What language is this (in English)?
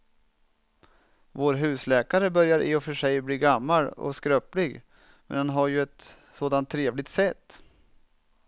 Swedish